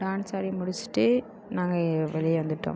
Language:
Tamil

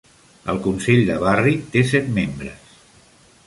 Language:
Catalan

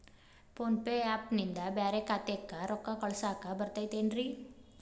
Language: Kannada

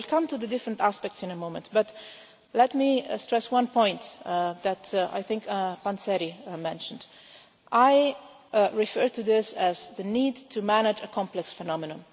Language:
English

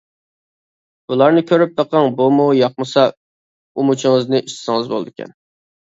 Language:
Uyghur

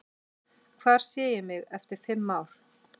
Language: Icelandic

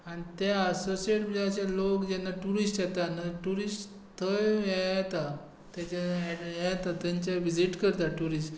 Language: Konkani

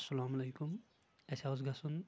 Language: Kashmiri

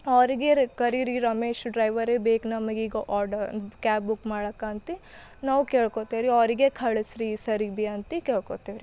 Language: Kannada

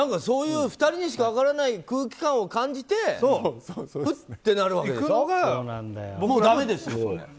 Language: Japanese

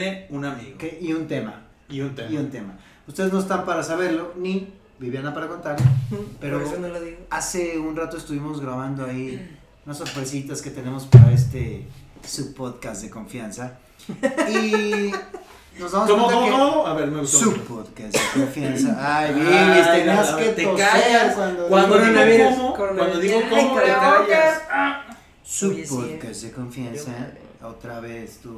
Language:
Spanish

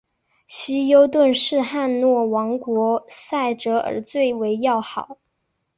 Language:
Chinese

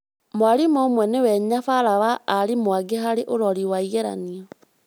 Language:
Kikuyu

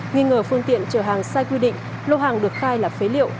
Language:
Vietnamese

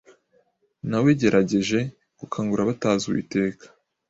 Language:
Kinyarwanda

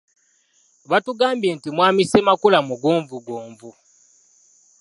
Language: Ganda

